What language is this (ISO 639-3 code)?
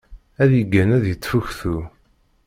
kab